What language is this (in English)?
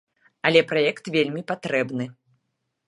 Belarusian